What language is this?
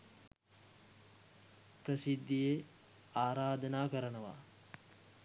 Sinhala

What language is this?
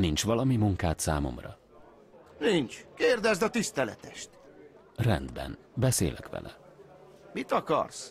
Hungarian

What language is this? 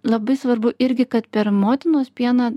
Lithuanian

